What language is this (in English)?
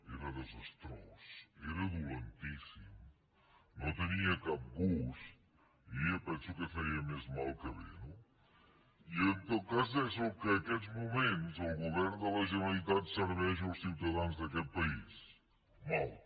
Catalan